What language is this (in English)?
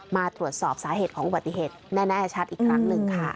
Thai